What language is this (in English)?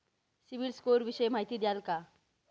Marathi